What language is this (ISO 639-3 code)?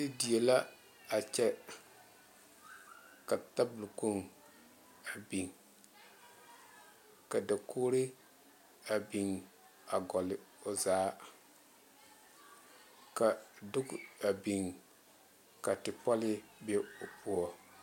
dga